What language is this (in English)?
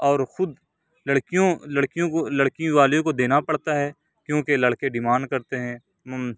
Urdu